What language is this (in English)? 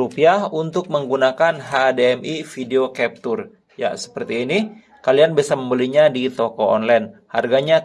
Indonesian